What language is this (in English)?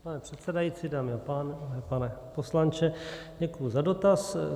Czech